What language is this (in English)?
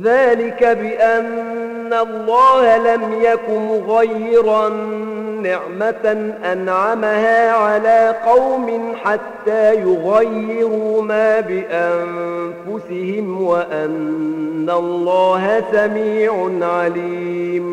Arabic